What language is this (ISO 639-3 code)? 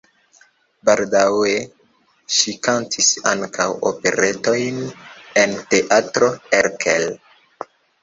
epo